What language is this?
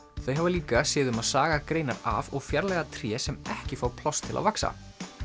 Icelandic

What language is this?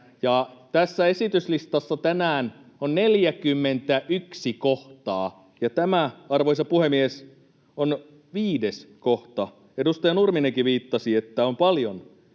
Finnish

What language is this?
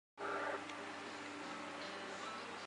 Chinese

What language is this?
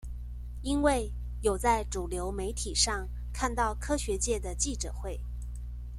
Chinese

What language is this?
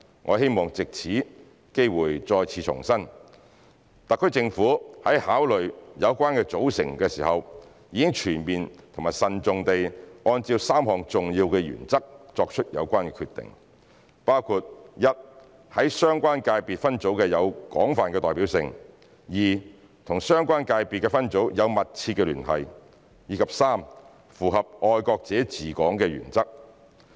Cantonese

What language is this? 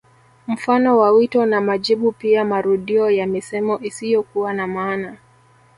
Swahili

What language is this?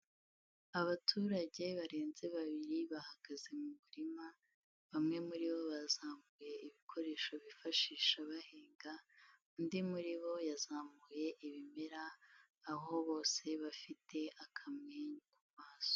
Kinyarwanda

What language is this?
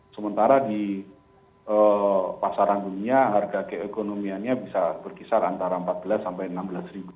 Indonesian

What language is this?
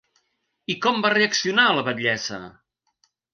Catalan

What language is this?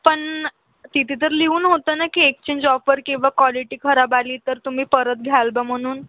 Marathi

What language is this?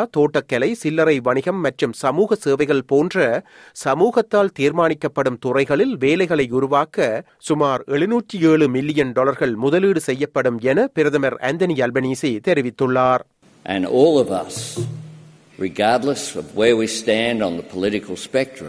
Tamil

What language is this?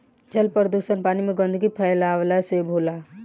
Bhojpuri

